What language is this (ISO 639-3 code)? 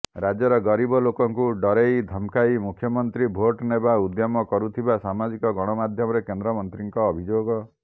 ori